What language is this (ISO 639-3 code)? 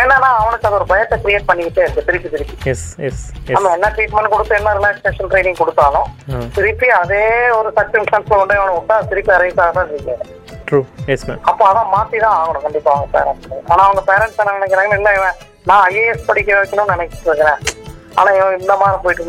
tam